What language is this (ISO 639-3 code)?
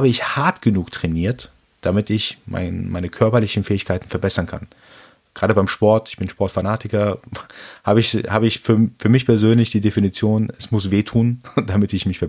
deu